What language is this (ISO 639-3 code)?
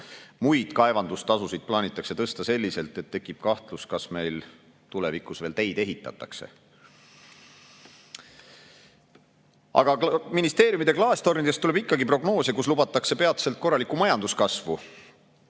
est